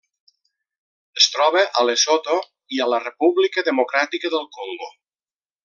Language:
Catalan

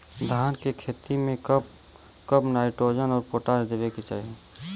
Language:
Bhojpuri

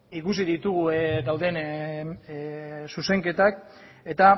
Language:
Basque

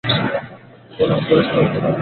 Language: Bangla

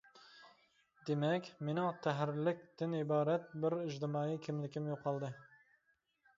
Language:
Uyghur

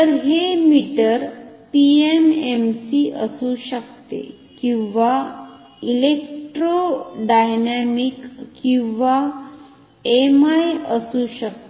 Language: Marathi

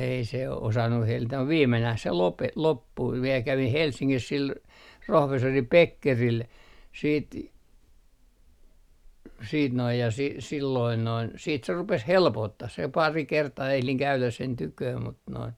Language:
Finnish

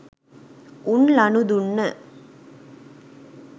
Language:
Sinhala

